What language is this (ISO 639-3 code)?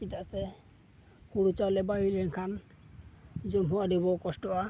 sat